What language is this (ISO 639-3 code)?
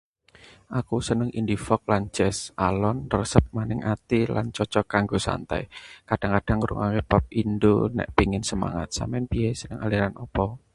jav